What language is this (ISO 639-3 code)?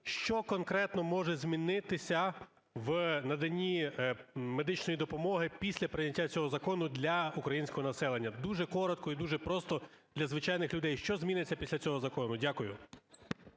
ukr